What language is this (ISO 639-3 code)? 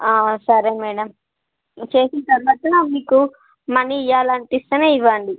tel